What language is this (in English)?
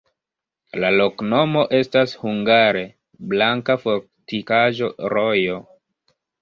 Esperanto